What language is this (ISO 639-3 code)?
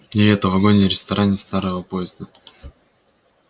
rus